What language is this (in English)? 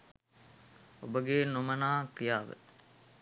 Sinhala